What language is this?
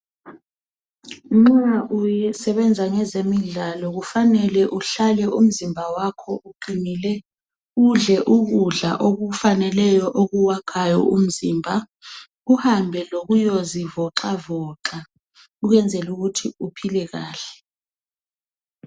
North Ndebele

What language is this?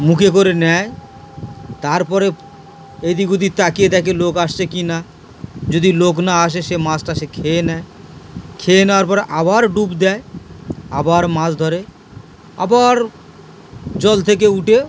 Bangla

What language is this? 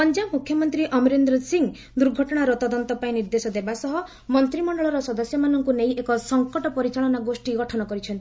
Odia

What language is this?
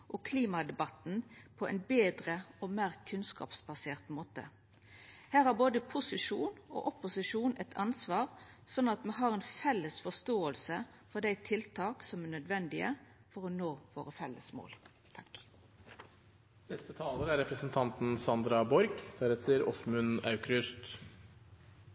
Norwegian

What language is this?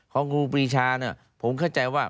Thai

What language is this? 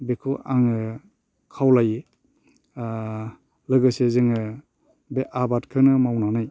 Bodo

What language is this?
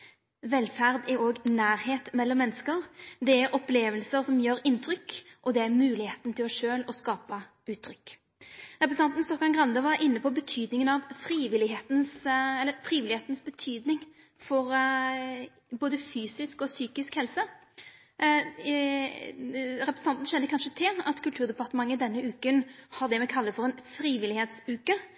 Norwegian Nynorsk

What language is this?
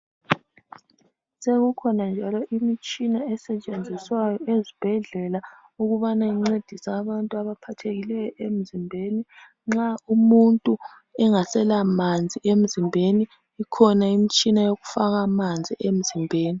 North Ndebele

